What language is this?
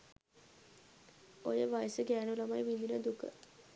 Sinhala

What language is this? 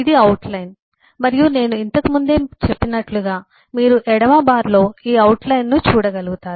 Telugu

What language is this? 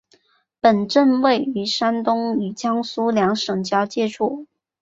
Chinese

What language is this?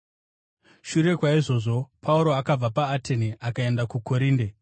Shona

